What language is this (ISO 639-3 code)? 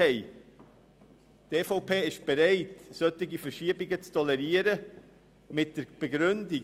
gsw